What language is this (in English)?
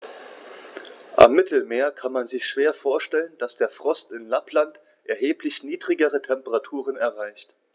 German